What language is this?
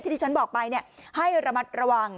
Thai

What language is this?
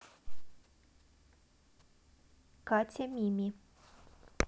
Russian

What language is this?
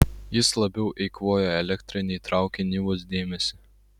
Lithuanian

